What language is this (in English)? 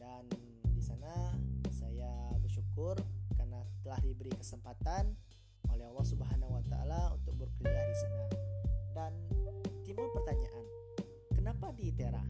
Indonesian